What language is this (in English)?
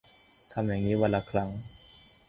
Thai